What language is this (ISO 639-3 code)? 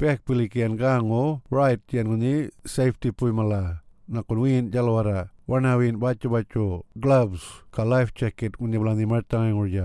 ind